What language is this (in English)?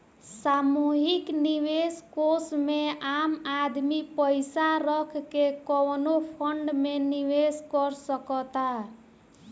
Bhojpuri